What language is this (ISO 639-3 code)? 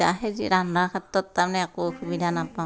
asm